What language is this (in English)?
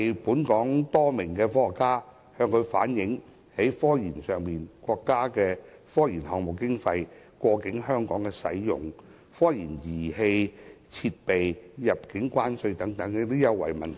Cantonese